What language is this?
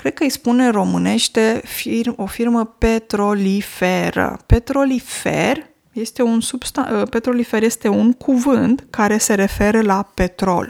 Romanian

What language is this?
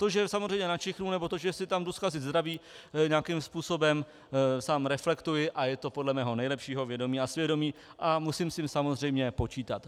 Czech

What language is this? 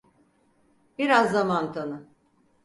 Turkish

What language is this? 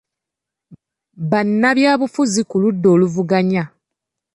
Ganda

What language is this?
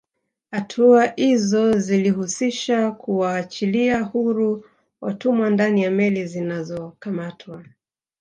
Swahili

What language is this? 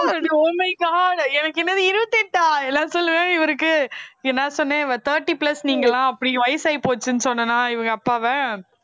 Tamil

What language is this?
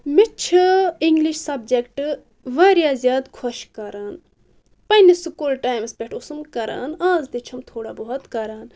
Kashmiri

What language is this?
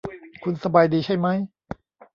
Thai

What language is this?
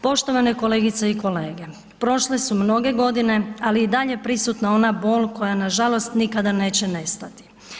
Croatian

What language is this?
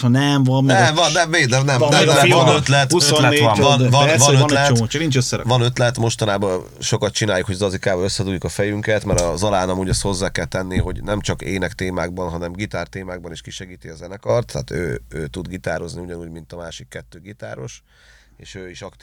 Hungarian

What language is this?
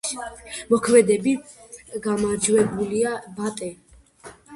Georgian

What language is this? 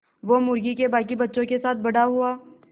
Hindi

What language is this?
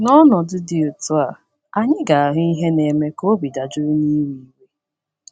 Igbo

